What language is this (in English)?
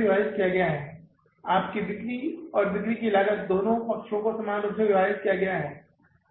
Hindi